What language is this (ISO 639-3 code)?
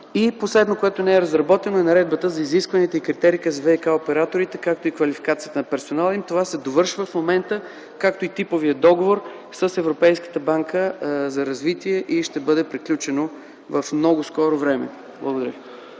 bul